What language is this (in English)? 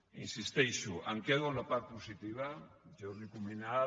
Catalan